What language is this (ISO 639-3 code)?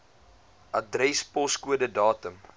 afr